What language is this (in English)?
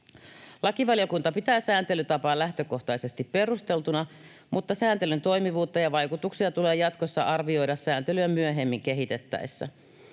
Finnish